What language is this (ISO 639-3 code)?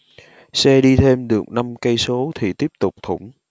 vie